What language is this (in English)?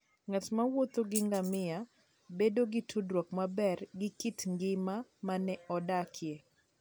Luo (Kenya and Tanzania)